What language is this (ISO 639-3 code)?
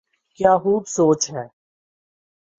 urd